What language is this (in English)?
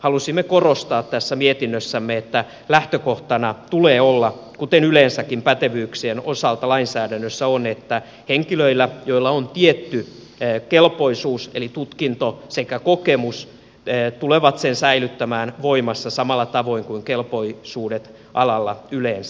Finnish